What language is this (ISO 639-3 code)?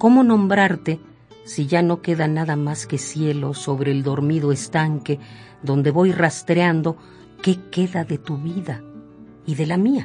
spa